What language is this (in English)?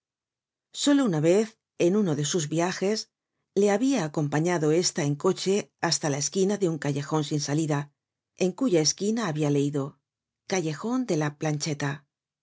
Spanish